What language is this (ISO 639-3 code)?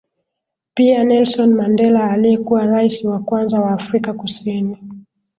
swa